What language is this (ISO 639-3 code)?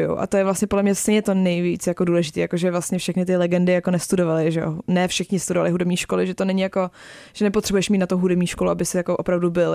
ces